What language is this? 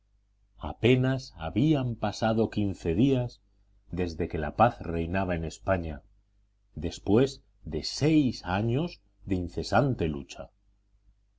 Spanish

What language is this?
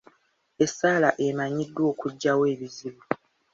Ganda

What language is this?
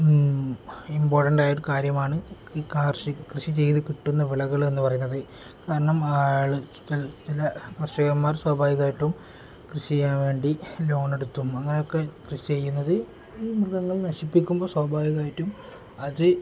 Malayalam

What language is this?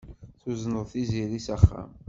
Kabyle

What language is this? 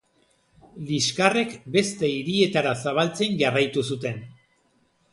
Basque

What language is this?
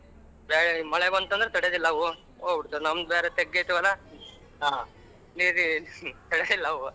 Kannada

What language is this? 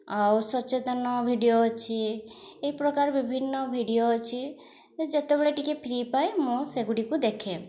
Odia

